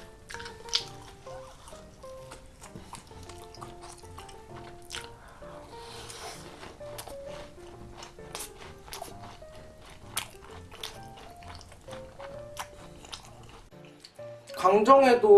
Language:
Korean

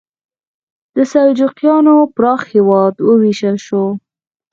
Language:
Pashto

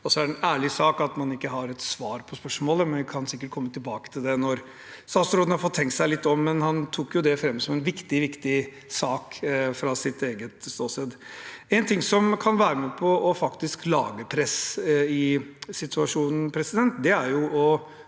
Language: Norwegian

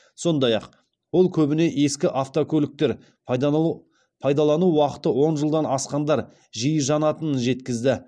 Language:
Kazakh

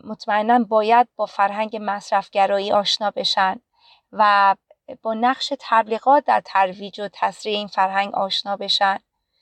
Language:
Persian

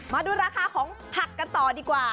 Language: Thai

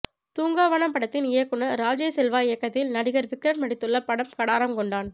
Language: Tamil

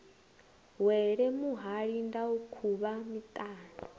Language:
Venda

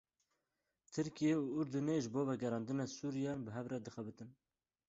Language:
Kurdish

